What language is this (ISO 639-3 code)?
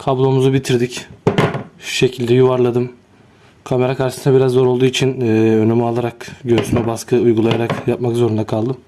tur